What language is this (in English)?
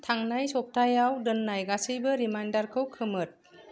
Bodo